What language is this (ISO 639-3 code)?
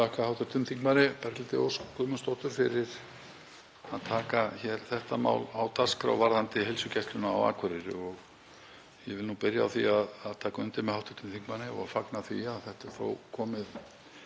isl